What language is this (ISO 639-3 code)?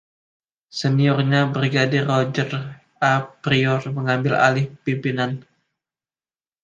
ind